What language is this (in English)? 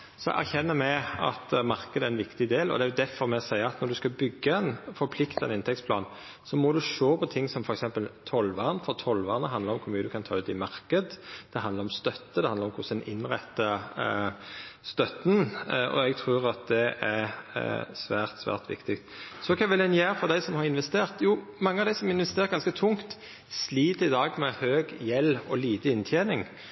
Norwegian Nynorsk